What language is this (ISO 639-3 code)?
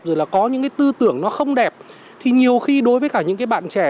vie